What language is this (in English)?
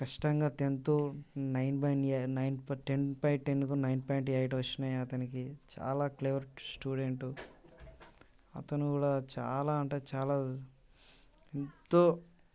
Telugu